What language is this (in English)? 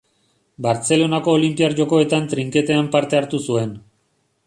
Basque